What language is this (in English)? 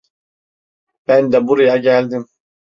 Turkish